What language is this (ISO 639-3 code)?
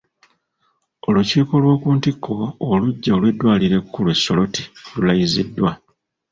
lug